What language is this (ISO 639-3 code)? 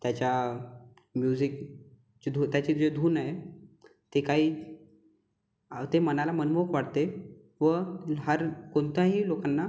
mar